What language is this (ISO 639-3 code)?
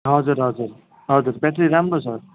nep